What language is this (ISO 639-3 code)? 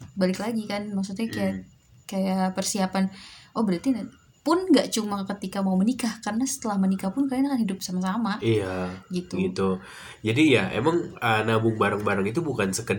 ind